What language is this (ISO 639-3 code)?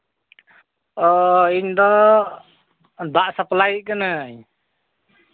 sat